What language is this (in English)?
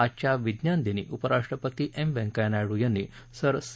Marathi